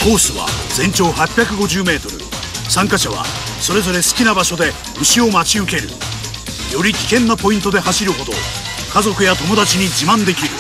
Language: Japanese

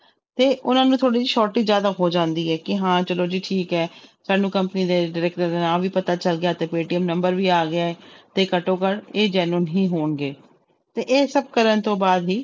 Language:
Punjabi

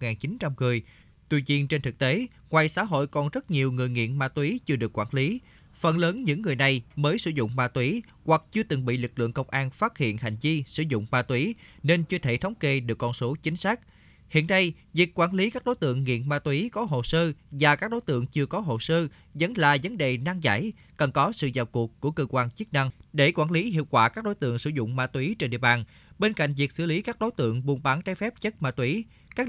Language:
Vietnamese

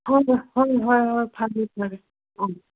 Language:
Manipuri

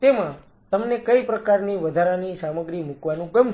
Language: Gujarati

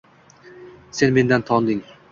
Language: Uzbek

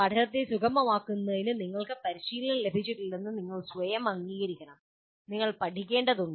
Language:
Malayalam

